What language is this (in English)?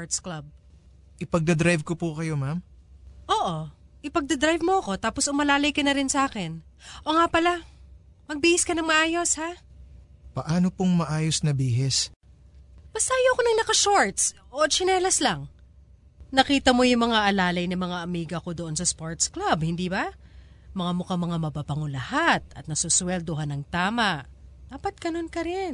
Filipino